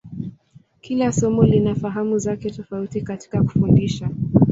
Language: Swahili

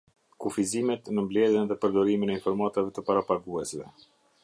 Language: Albanian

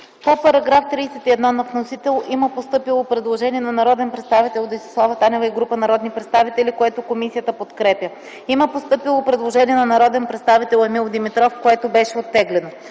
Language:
Bulgarian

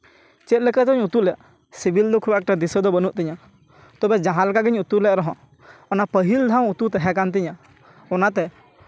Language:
Santali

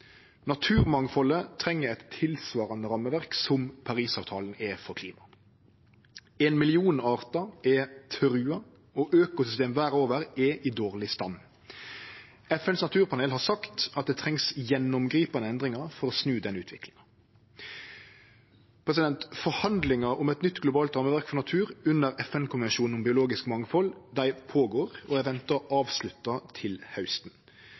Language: Norwegian Nynorsk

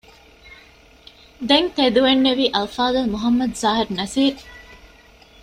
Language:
Divehi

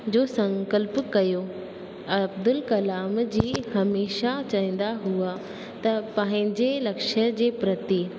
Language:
Sindhi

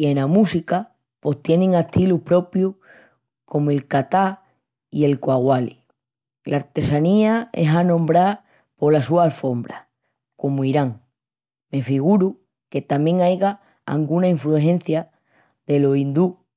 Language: Extremaduran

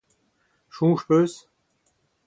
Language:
Breton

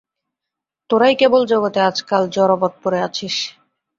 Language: Bangla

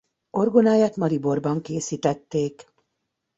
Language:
Hungarian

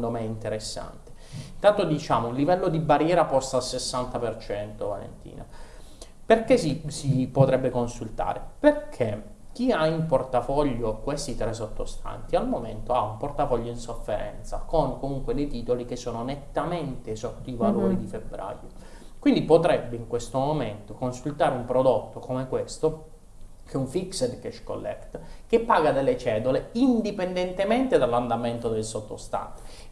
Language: Italian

